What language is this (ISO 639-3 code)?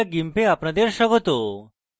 ben